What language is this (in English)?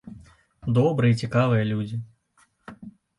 Belarusian